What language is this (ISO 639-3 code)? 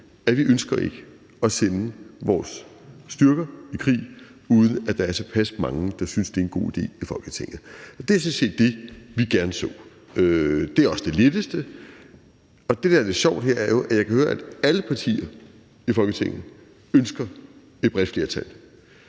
dan